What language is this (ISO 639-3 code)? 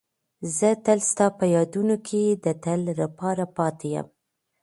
pus